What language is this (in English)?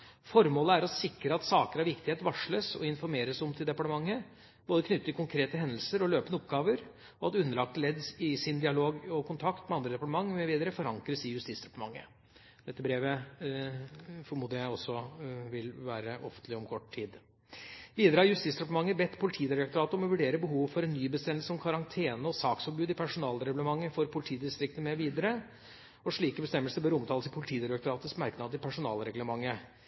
Norwegian Bokmål